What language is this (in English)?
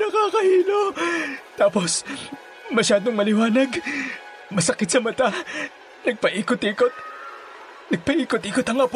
Filipino